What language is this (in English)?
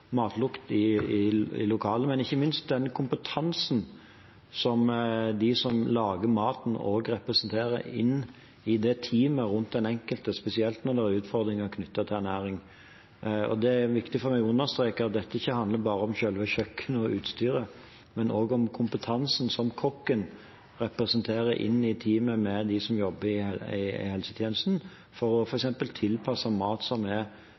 Norwegian Bokmål